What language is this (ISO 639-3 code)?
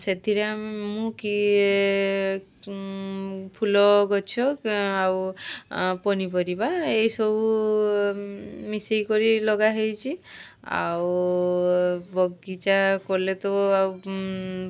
ori